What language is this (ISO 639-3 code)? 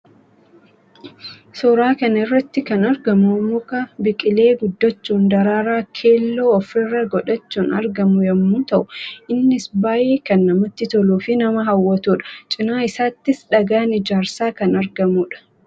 orm